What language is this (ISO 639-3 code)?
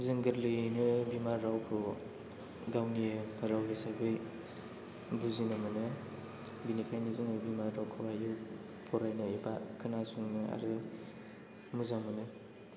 brx